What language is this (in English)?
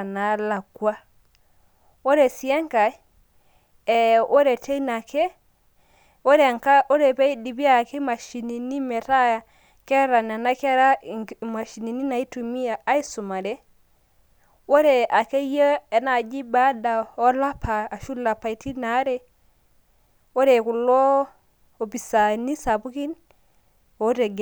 Masai